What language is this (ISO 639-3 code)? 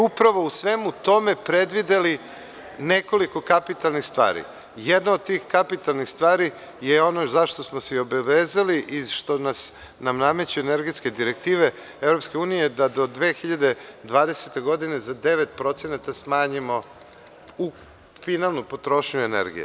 srp